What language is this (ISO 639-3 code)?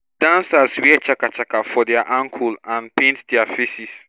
pcm